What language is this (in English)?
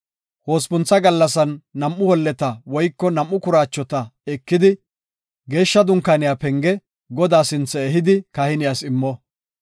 Gofa